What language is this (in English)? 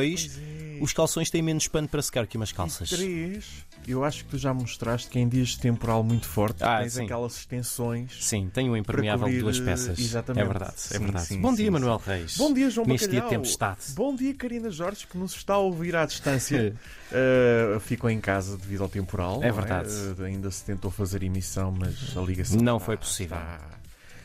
Portuguese